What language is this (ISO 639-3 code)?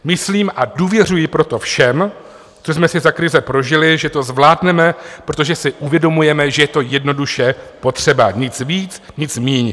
ces